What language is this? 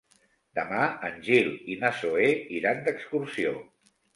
Catalan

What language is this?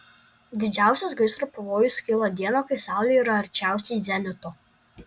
Lithuanian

